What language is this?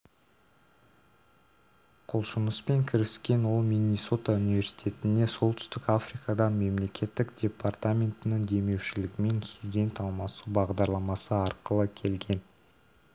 Kazakh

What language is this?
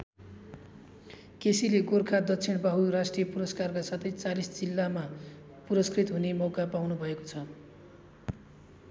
Nepali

